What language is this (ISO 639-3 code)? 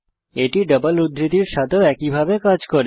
ben